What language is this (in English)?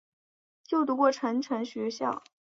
Chinese